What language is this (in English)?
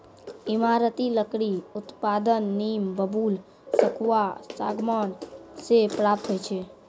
Maithili